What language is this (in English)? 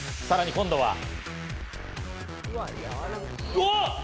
Japanese